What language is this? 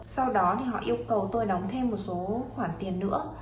Vietnamese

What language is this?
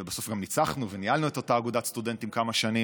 Hebrew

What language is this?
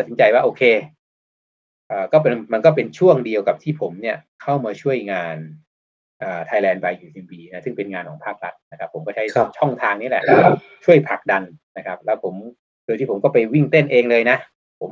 Thai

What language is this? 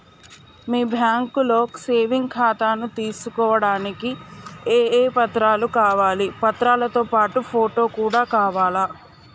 Telugu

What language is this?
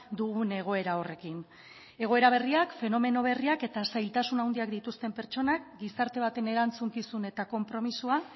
Basque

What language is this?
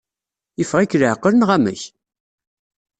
Kabyle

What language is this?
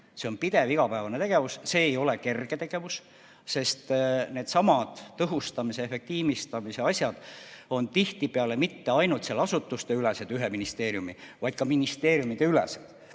Estonian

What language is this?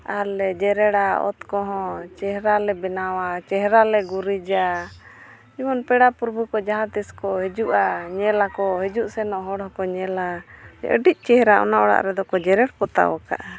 Santali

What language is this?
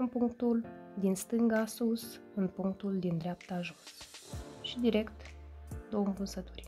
Romanian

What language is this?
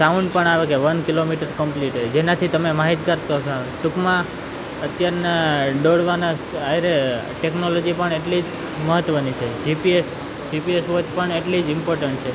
Gujarati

